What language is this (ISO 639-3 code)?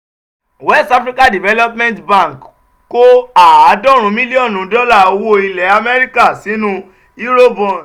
yor